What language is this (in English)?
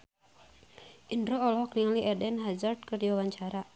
Sundanese